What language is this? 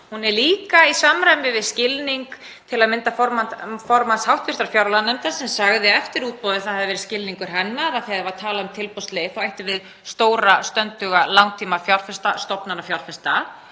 Icelandic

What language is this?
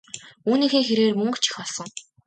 Mongolian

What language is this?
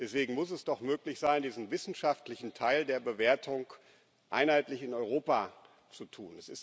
German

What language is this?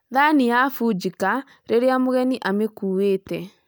Kikuyu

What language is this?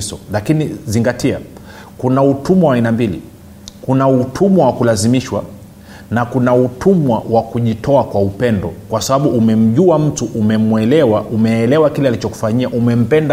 Swahili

